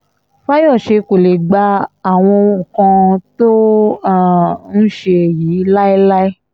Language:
Yoruba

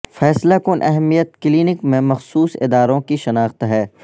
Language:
Urdu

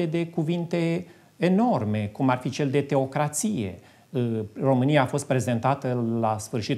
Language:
Romanian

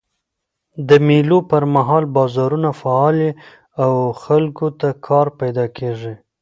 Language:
Pashto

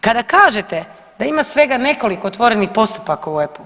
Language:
Croatian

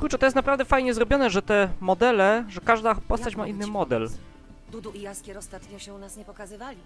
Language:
Polish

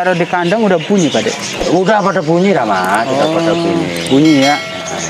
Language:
Indonesian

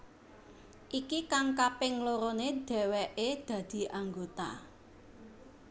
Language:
Javanese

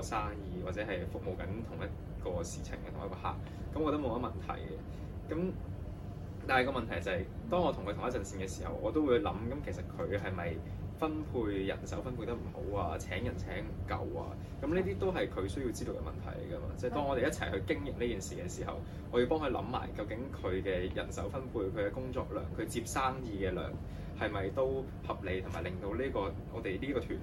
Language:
Chinese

